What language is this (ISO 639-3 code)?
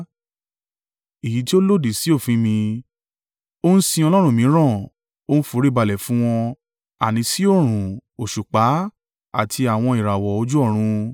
yor